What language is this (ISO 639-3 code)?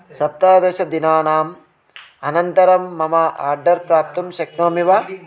san